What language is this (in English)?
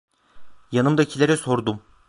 Turkish